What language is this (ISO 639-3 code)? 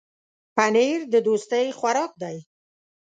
pus